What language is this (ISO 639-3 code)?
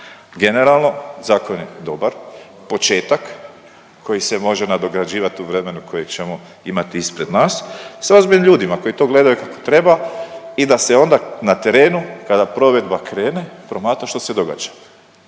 hrv